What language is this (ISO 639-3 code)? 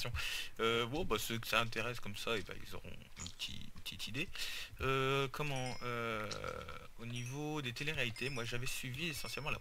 fra